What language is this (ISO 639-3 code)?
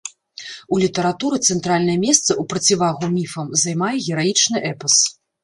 bel